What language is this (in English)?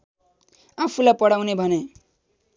Nepali